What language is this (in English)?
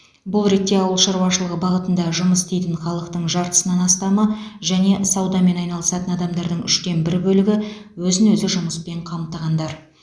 Kazakh